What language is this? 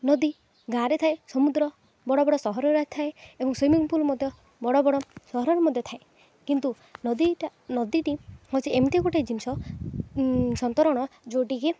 Odia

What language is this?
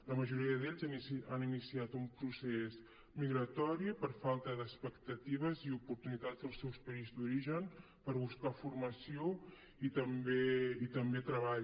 Catalan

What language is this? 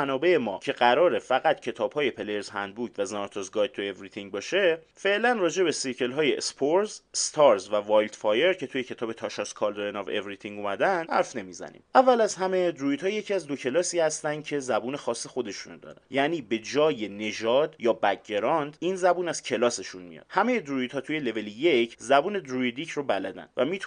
Persian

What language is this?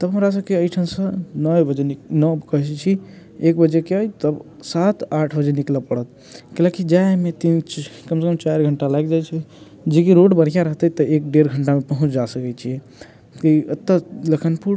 Maithili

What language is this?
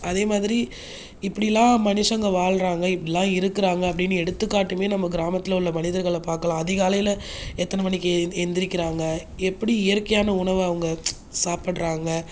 Tamil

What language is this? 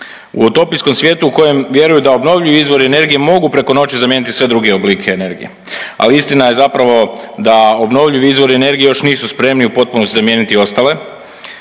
Croatian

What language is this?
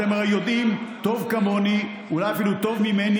Hebrew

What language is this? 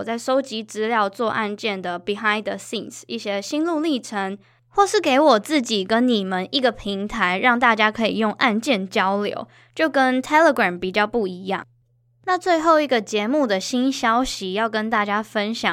Chinese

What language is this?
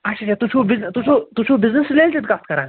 Kashmiri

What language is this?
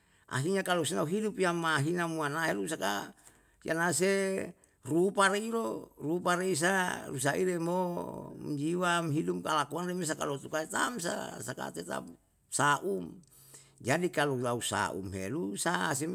Yalahatan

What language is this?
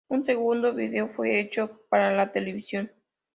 Spanish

